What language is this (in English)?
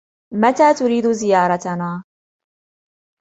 Arabic